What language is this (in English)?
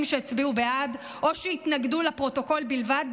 Hebrew